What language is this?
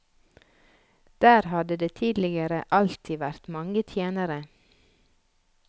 Norwegian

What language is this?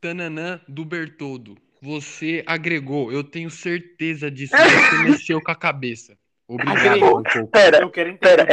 Portuguese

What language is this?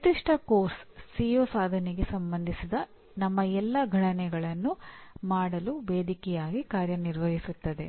Kannada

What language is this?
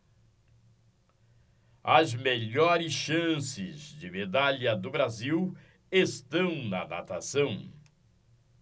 Portuguese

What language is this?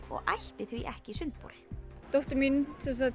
Icelandic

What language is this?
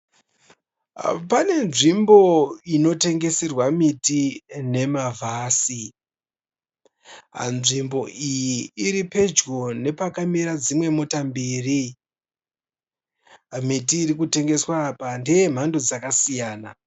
Shona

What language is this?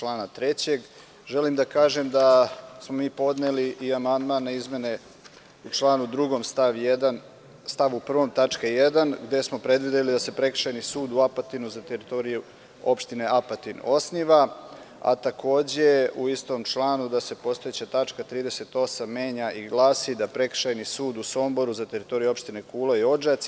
Serbian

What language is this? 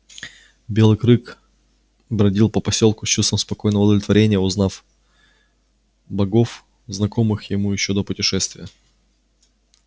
Russian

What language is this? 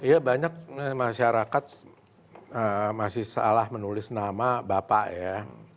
Indonesian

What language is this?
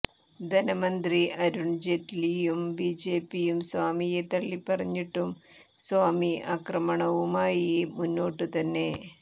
Malayalam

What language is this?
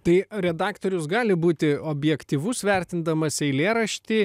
Lithuanian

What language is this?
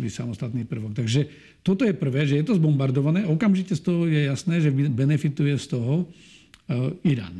Slovak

